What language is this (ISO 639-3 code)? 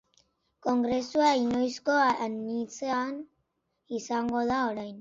eus